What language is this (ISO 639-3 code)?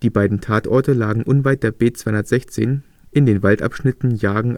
deu